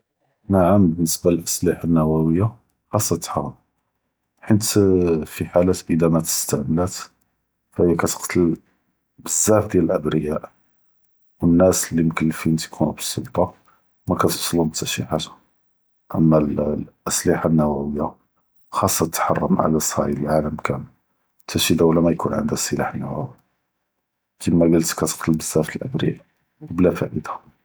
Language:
Judeo-Arabic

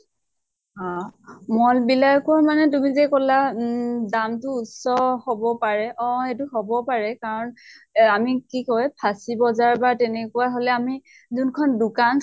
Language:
Assamese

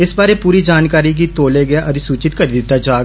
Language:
Dogri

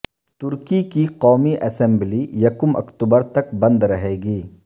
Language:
Urdu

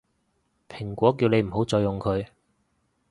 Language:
Cantonese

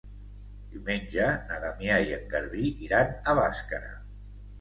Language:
Catalan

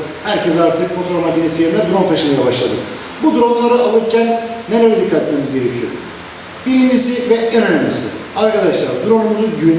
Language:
Turkish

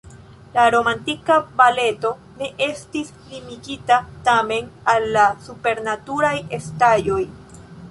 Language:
Esperanto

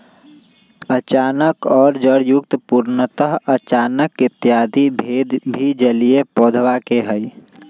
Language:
Magahi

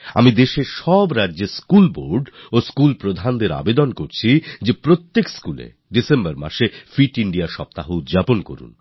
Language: Bangla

